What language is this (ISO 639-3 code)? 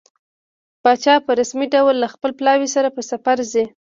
pus